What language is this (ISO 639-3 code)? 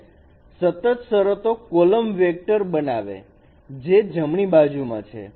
guj